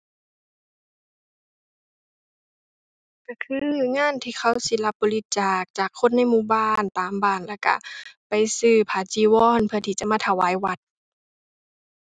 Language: Thai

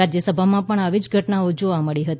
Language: Gujarati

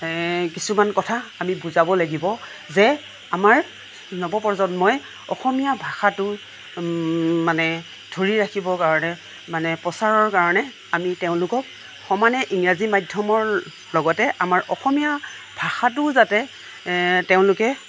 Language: Assamese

